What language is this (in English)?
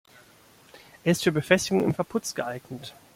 German